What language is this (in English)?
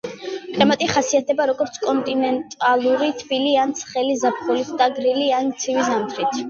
Georgian